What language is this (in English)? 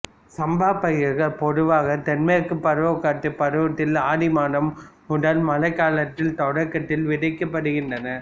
Tamil